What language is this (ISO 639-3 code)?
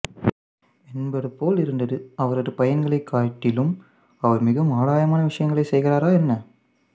tam